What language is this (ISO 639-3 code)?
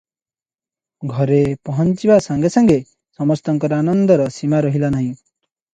ori